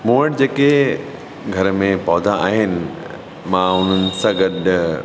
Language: Sindhi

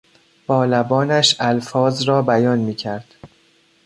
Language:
Persian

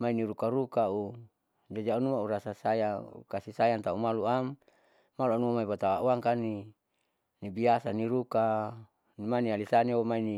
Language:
Saleman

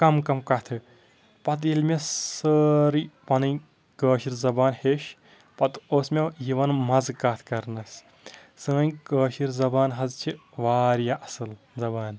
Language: Kashmiri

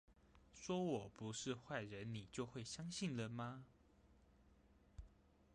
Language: Chinese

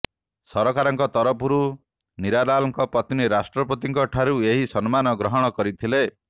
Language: Odia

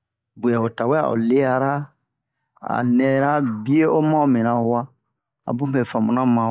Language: Bomu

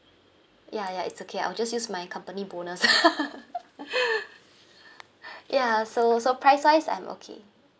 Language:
English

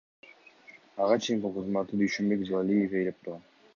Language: Kyrgyz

